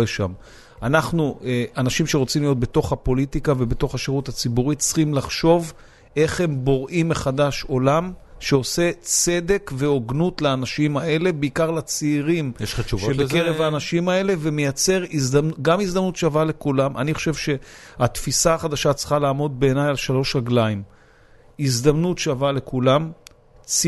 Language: Hebrew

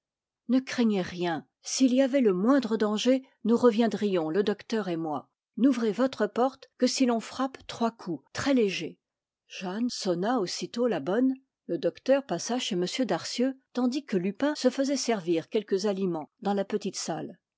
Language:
French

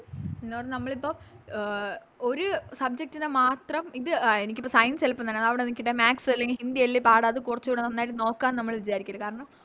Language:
Malayalam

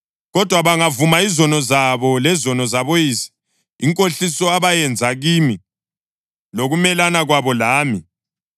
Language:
North Ndebele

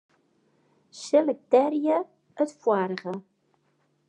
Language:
Western Frisian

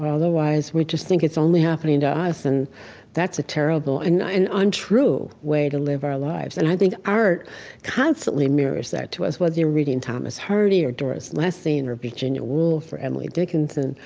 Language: English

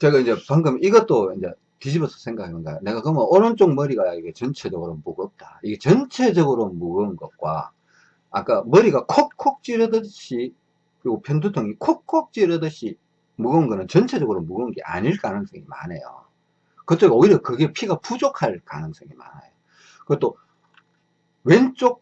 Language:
Korean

